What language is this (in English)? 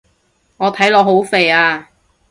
Cantonese